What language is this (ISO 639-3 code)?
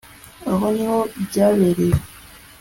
kin